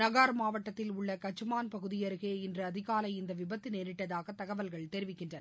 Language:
Tamil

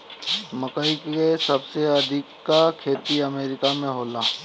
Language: Bhojpuri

